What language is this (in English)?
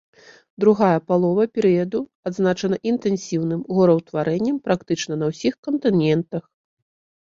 Belarusian